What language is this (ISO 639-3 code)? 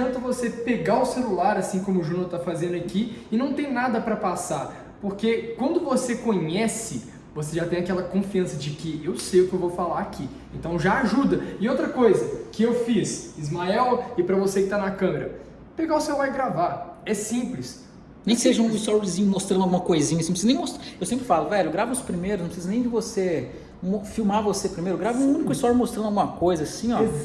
por